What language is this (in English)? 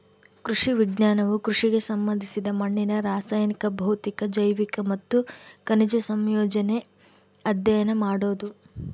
Kannada